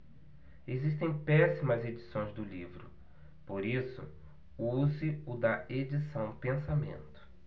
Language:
Portuguese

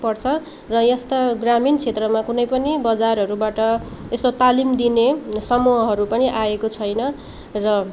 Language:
Nepali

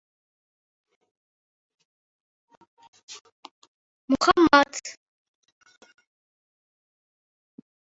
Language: Uzbek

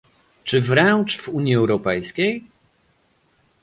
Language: Polish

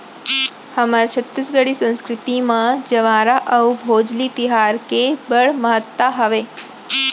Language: Chhattisgarhi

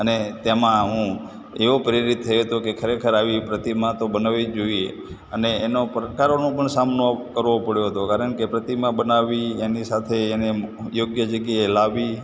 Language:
Gujarati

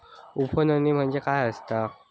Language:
Marathi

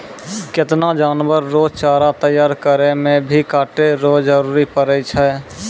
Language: Maithili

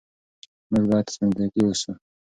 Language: Pashto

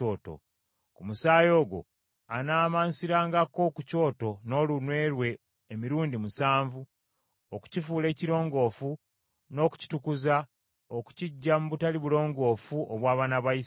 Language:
Ganda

